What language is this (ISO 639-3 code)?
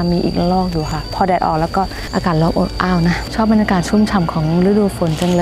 tha